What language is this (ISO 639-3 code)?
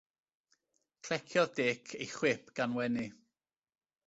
cym